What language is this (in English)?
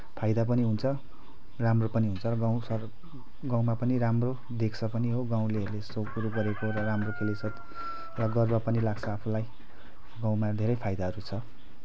Nepali